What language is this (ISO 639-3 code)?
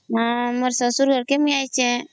ori